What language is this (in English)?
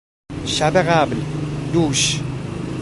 Persian